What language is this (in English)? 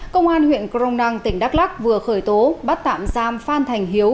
Vietnamese